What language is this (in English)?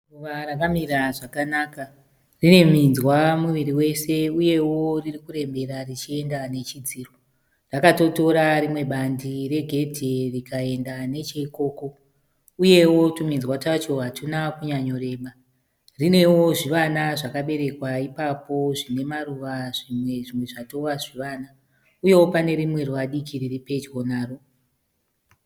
Shona